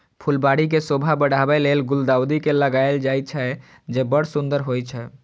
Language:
Maithili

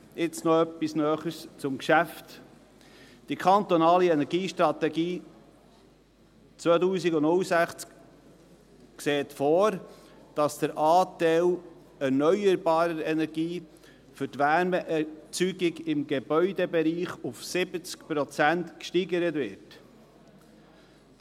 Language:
Swiss German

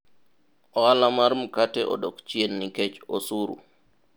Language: Luo (Kenya and Tanzania)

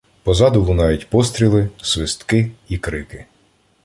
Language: Ukrainian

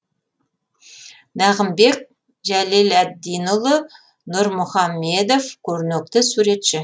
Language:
Kazakh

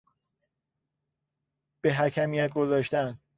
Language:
Persian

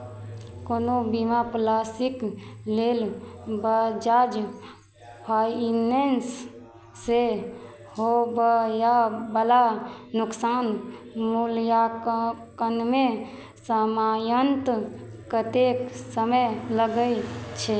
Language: Maithili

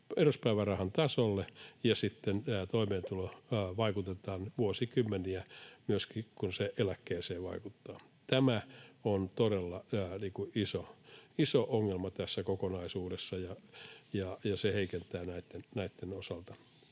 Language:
Finnish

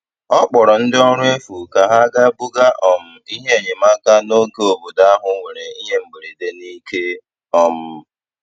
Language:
Igbo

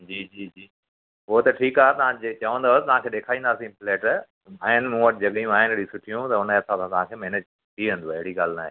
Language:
Sindhi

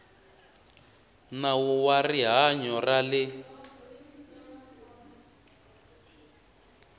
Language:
Tsonga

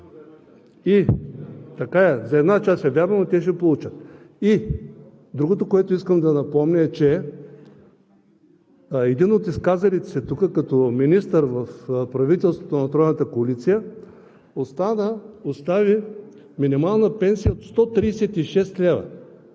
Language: Bulgarian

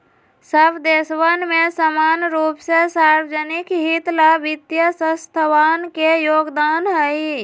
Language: Magahi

